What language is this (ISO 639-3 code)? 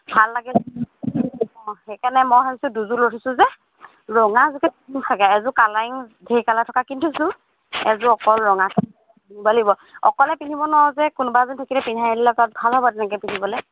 asm